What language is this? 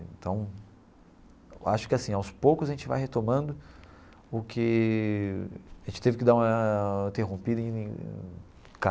Portuguese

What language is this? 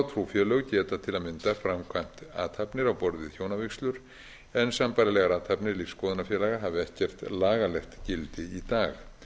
Icelandic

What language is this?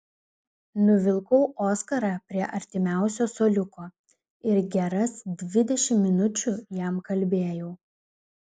Lithuanian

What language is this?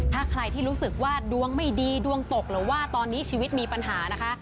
Thai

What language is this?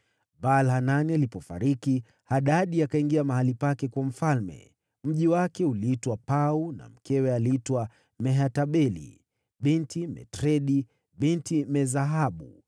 Swahili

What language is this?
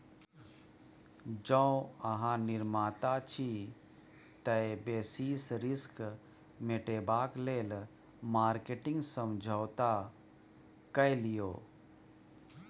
Maithili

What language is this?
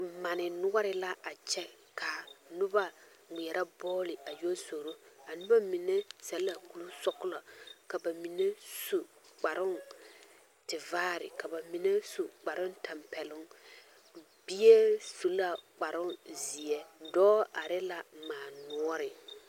Southern Dagaare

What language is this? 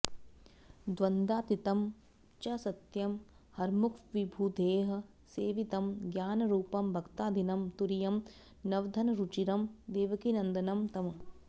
Sanskrit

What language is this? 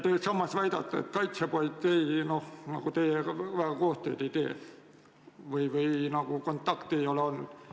Estonian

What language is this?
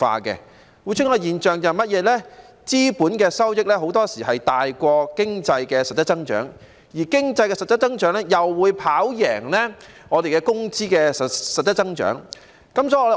Cantonese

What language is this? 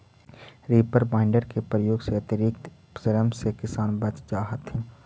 Magahi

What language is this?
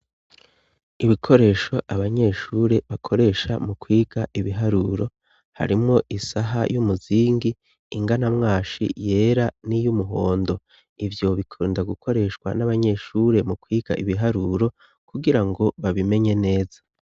Rundi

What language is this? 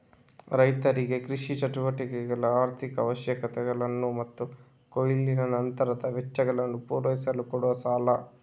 Kannada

